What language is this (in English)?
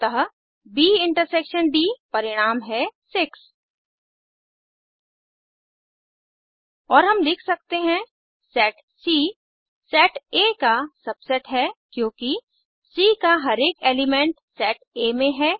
Hindi